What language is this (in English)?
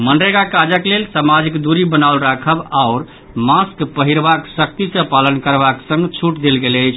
Maithili